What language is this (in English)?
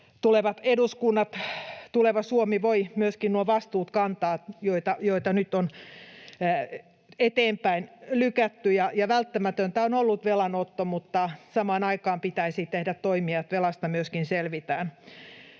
Finnish